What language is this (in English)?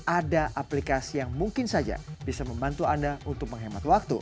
Indonesian